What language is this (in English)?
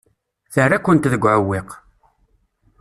Kabyle